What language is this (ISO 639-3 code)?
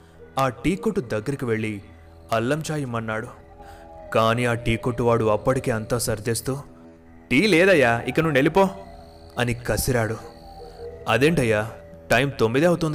tel